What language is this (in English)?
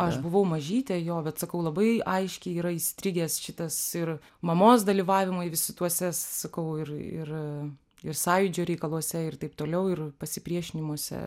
Lithuanian